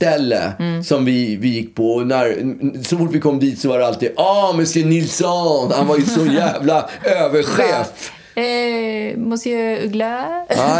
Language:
Swedish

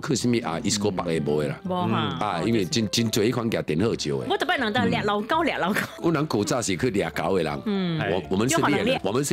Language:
Chinese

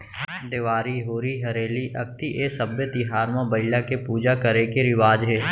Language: Chhattisgarhi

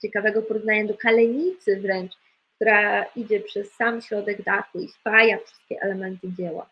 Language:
Polish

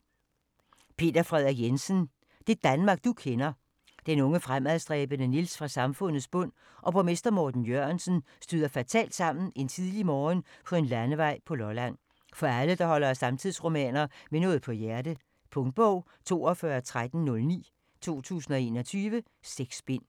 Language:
Danish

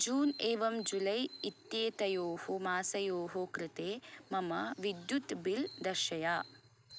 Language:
Sanskrit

